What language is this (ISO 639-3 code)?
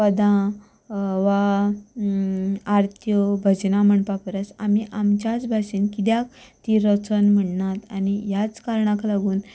kok